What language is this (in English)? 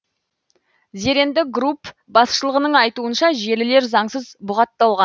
Kazakh